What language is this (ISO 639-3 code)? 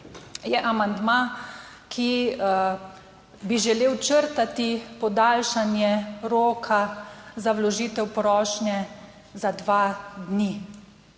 slv